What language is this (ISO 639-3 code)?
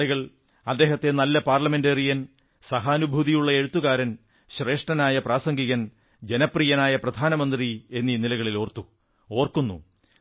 mal